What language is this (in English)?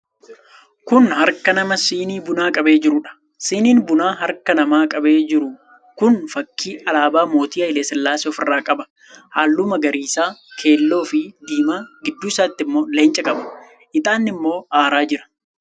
Oromo